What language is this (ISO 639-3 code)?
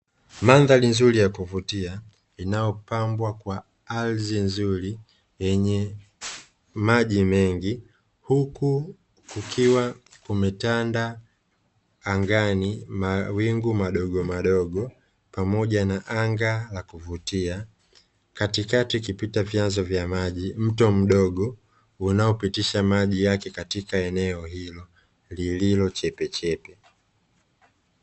swa